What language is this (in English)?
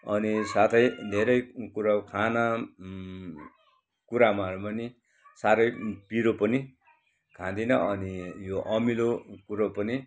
Nepali